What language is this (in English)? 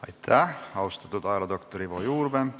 Estonian